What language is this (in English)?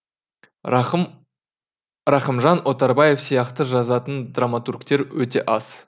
Kazakh